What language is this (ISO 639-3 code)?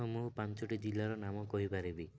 ori